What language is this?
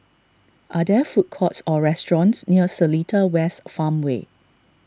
English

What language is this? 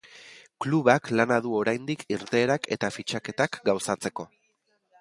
Basque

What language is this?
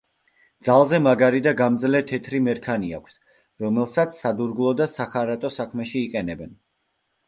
Georgian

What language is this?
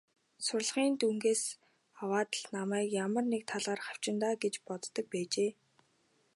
Mongolian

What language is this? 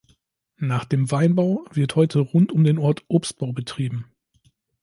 German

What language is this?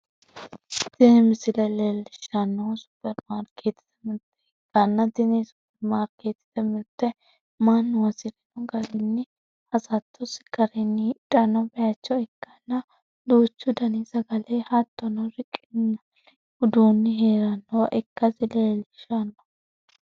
Sidamo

